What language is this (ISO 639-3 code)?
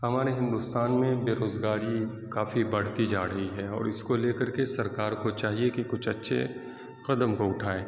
urd